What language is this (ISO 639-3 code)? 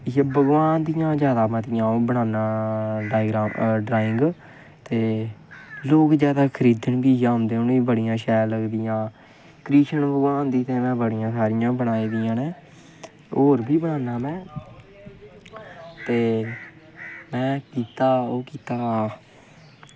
doi